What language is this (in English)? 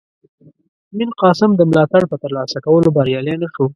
Pashto